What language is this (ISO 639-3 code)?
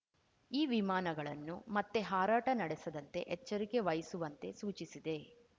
kan